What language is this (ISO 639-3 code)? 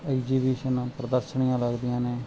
pan